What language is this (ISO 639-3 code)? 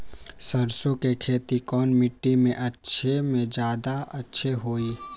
mag